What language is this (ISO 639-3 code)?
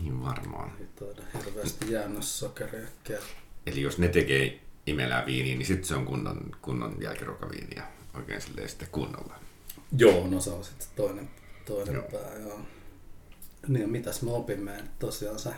fin